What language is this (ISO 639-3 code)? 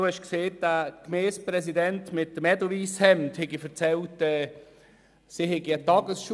gsw